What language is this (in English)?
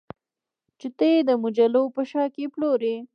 Pashto